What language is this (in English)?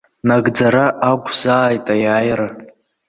Abkhazian